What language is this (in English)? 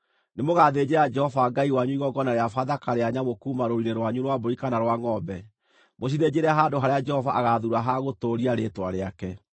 Kikuyu